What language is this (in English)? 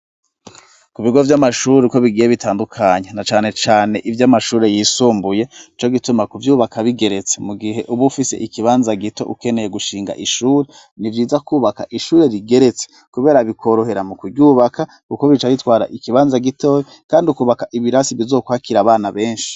Rundi